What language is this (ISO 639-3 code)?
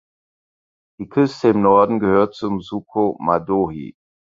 deu